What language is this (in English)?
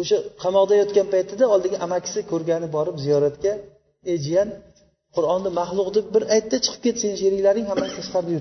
Bulgarian